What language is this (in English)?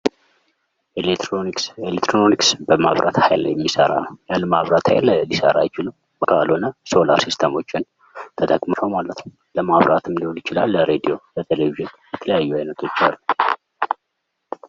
Amharic